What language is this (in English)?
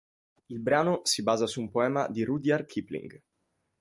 Italian